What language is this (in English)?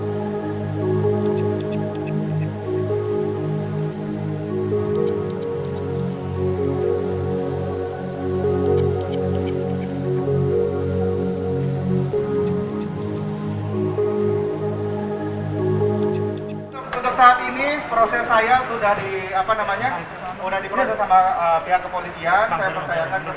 Indonesian